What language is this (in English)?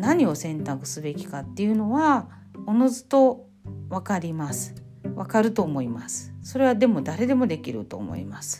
Japanese